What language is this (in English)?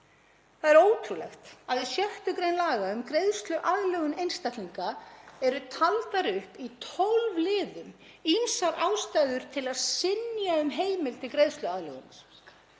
Icelandic